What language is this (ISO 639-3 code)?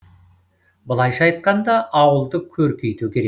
kaz